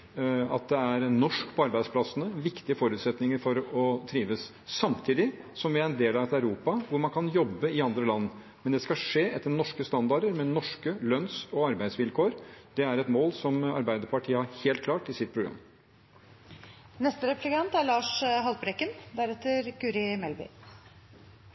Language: Norwegian Bokmål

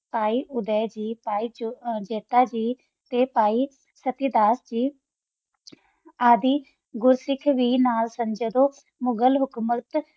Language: Punjabi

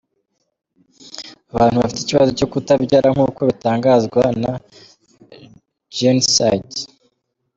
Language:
Kinyarwanda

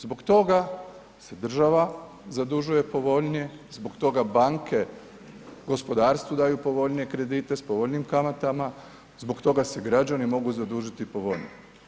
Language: Croatian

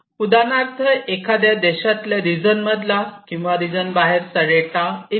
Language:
Marathi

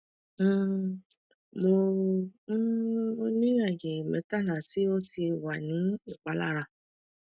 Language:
Yoruba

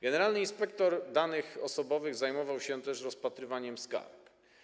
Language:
Polish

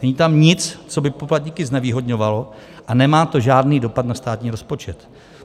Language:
Czech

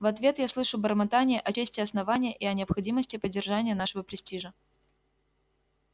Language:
Russian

